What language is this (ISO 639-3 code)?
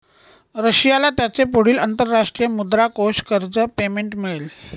mar